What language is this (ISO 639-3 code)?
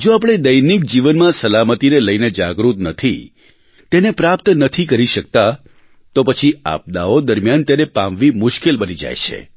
guj